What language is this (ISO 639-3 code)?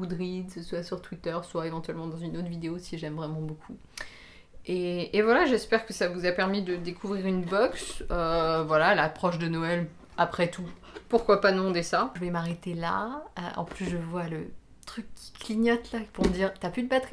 fra